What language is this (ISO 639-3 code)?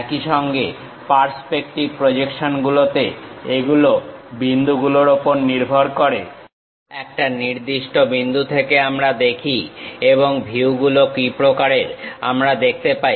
ben